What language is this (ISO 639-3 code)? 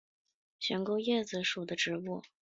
zho